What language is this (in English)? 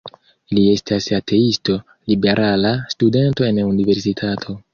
Esperanto